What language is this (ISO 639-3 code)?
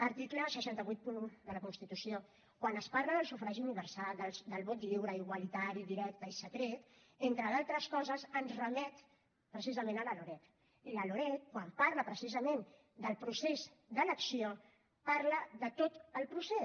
cat